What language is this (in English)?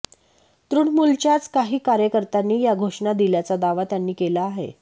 Marathi